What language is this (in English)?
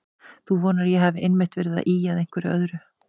Icelandic